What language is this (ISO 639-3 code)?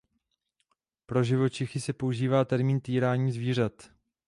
ces